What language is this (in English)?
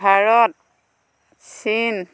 Assamese